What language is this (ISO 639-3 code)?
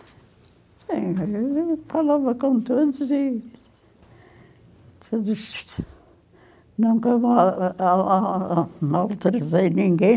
por